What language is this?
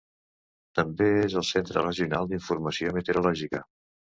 Catalan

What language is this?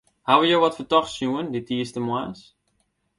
Western Frisian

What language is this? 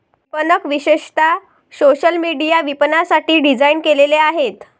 Marathi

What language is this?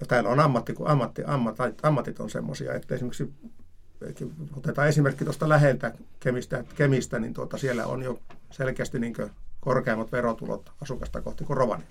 Finnish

